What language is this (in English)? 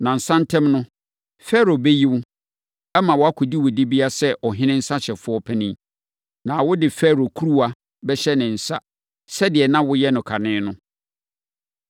Akan